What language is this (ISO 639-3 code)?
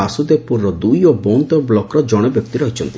ori